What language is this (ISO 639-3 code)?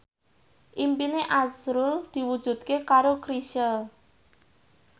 jav